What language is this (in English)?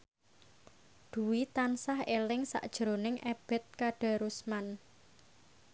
Javanese